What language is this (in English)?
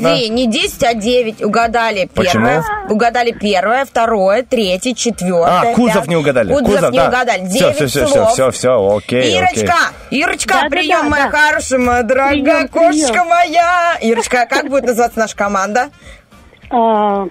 Russian